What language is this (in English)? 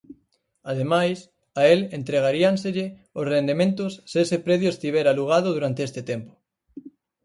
Galician